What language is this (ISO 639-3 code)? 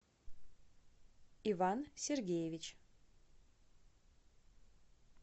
rus